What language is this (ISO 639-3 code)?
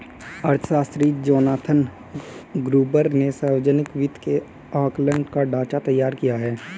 hin